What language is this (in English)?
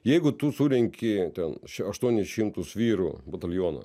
Lithuanian